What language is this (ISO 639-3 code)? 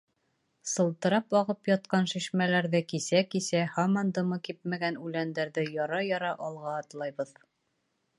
bak